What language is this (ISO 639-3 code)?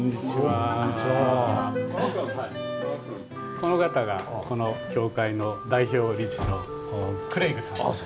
jpn